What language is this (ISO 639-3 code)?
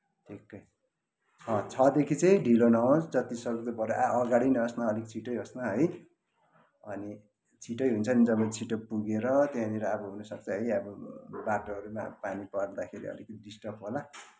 nep